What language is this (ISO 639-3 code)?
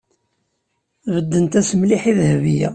kab